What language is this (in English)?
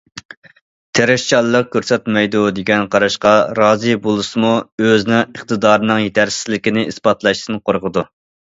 Uyghur